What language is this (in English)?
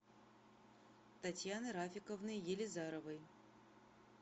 Russian